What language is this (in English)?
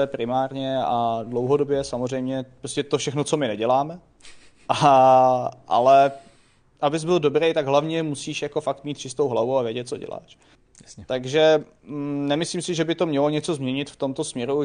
Czech